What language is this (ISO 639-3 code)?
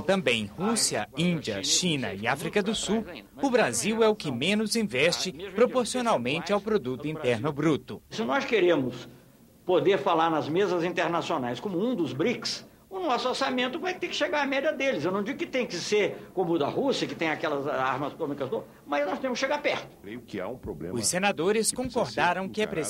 por